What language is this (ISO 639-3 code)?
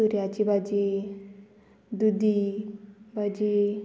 kok